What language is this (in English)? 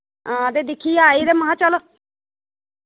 Dogri